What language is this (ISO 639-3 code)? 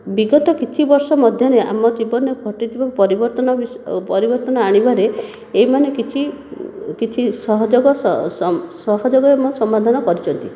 ori